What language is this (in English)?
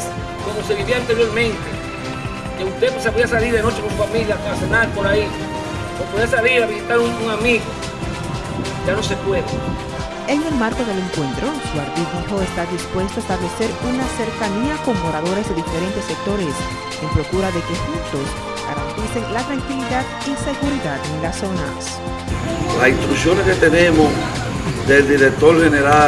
Spanish